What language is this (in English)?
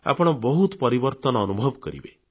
Odia